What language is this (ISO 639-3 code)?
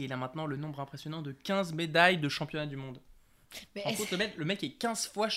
fra